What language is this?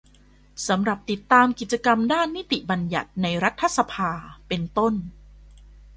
Thai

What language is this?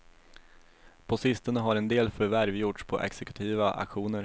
Swedish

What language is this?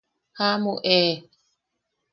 Yaqui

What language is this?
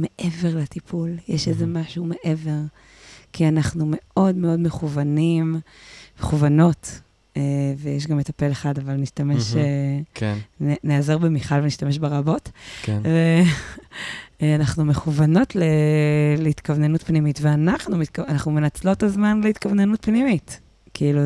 Hebrew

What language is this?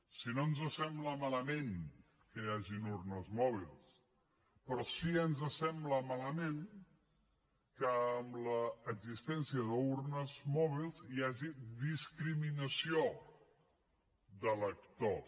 Catalan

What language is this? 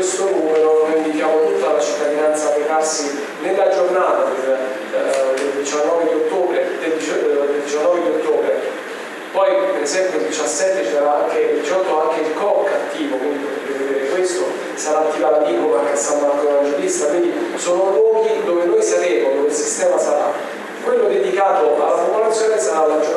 Italian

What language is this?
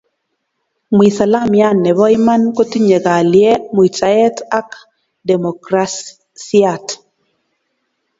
Kalenjin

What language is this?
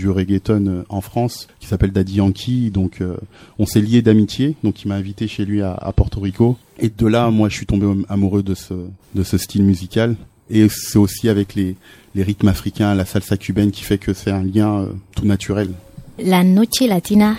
French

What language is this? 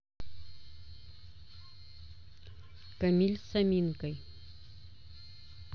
Russian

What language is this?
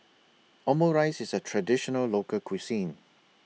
English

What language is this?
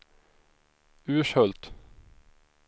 Swedish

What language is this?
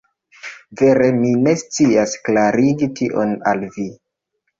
Esperanto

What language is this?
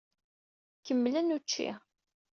Kabyle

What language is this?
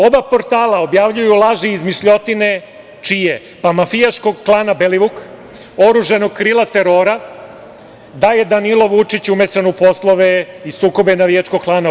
Serbian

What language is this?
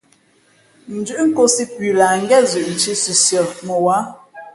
Fe'fe'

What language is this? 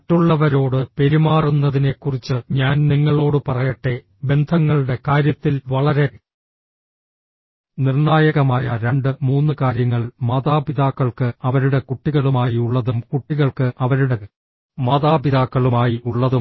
Malayalam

